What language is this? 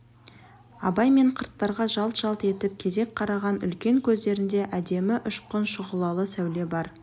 Kazakh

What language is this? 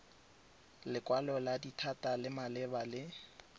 Tswana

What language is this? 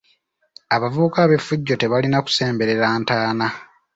Ganda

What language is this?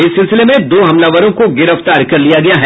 Hindi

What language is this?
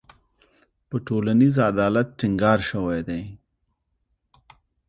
Pashto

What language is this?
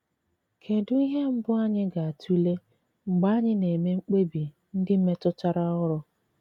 Igbo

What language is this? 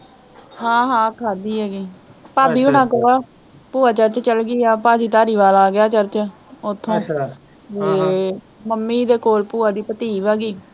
Punjabi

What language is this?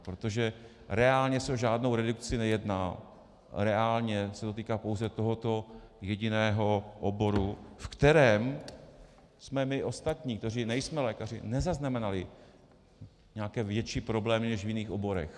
Czech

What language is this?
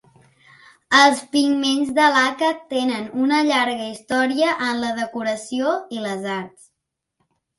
Catalan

